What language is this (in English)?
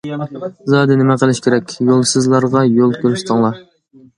Uyghur